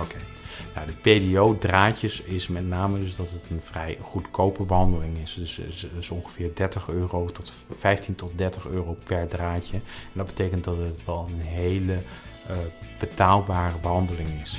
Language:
Dutch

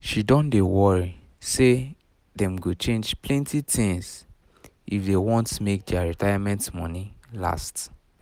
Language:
Nigerian Pidgin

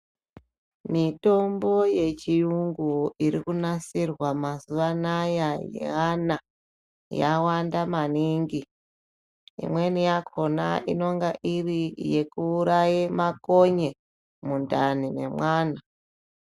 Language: Ndau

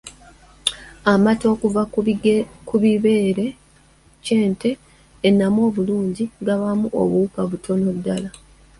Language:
Ganda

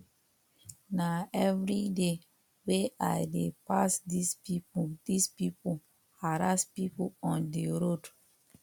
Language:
Nigerian Pidgin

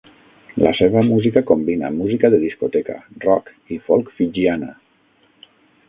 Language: Catalan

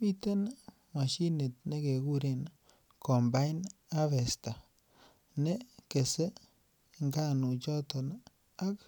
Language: Kalenjin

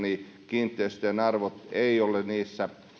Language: Finnish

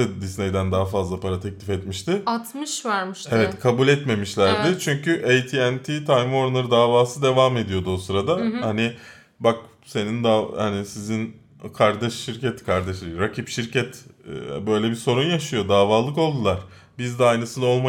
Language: Turkish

